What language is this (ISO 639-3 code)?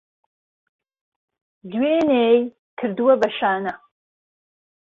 ckb